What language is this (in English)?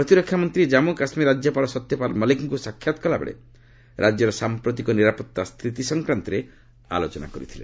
Odia